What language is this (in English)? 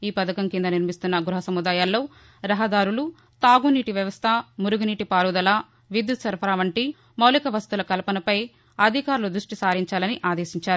Telugu